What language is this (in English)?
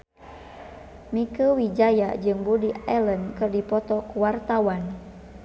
Sundanese